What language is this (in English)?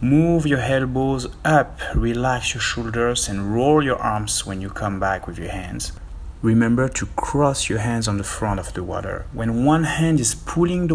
English